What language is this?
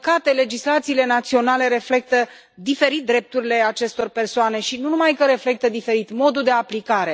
Romanian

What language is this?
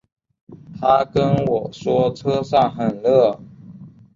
Chinese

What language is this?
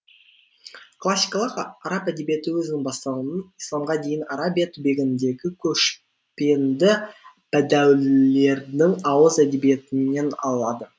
Kazakh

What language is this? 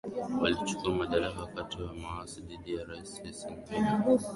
Swahili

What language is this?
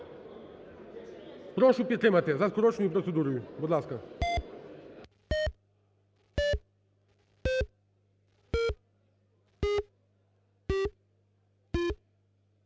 Ukrainian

